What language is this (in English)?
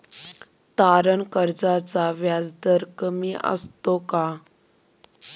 Marathi